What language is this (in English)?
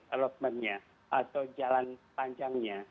Indonesian